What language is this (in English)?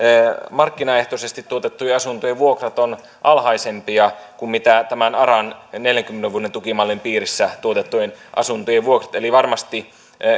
Finnish